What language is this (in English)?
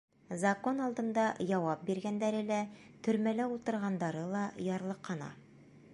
Bashkir